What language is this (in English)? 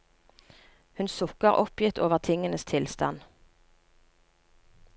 Norwegian